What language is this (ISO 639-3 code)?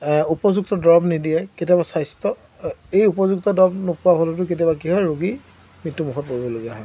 asm